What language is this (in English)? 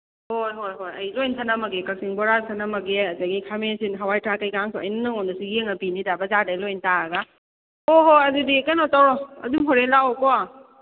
Manipuri